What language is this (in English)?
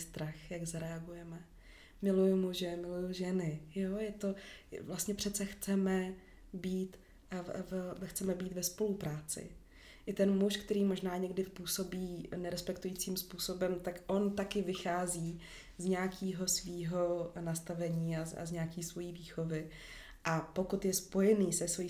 Czech